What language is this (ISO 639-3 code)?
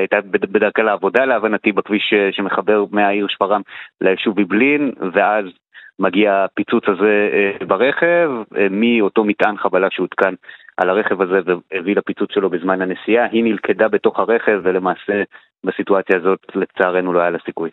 heb